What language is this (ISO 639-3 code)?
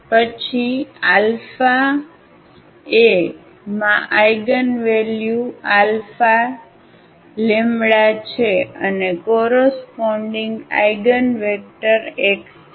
guj